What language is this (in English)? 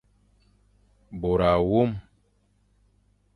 Fang